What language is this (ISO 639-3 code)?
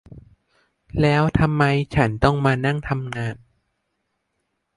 tha